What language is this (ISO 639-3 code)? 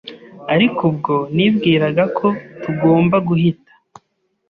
kin